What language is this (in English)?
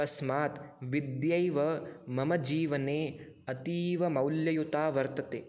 Sanskrit